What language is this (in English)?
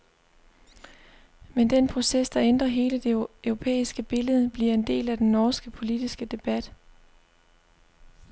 Danish